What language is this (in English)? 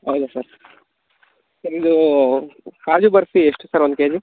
Kannada